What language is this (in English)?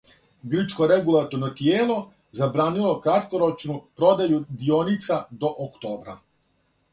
Serbian